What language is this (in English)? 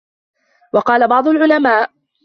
Arabic